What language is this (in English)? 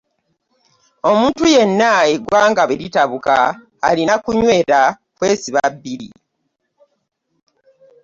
Ganda